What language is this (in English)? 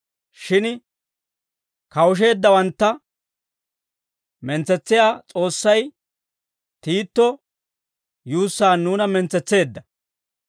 Dawro